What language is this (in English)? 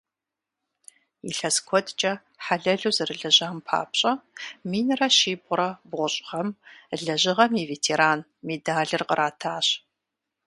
Kabardian